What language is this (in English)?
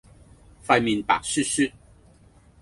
Cantonese